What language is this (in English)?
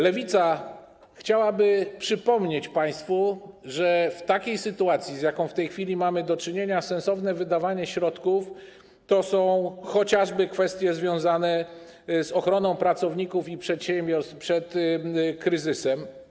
Polish